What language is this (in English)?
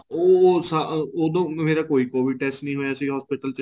Punjabi